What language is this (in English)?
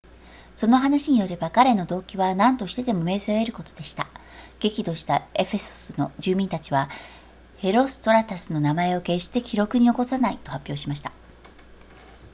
Japanese